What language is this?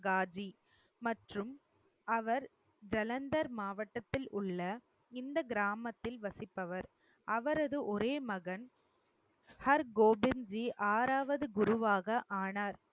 Tamil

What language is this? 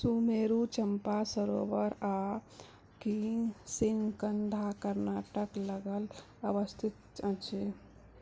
Maithili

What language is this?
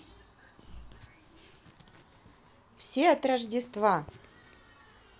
Russian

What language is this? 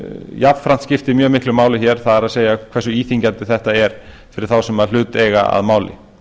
Icelandic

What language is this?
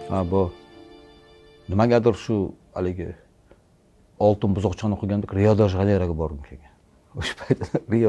Turkish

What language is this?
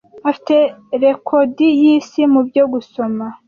Kinyarwanda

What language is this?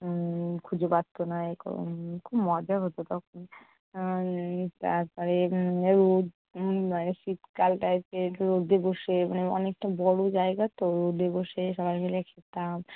Bangla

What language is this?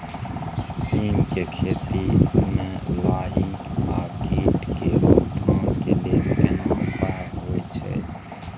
Maithili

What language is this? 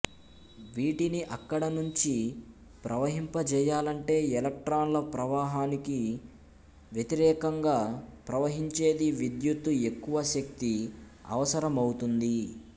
Telugu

